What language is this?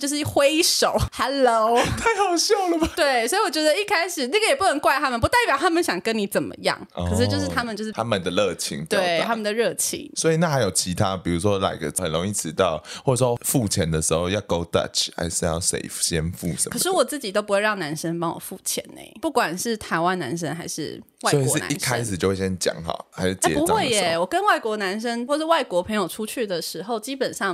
Chinese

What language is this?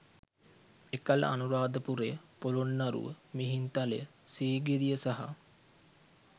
Sinhala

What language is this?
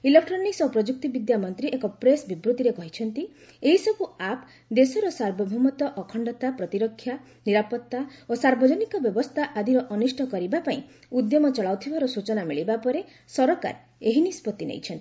Odia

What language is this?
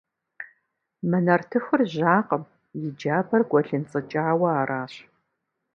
Kabardian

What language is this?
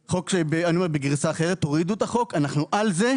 Hebrew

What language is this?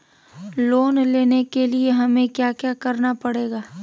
Magahi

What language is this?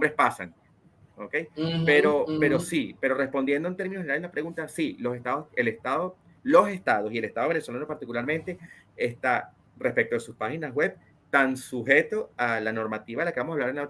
Spanish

